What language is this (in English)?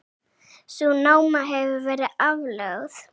Icelandic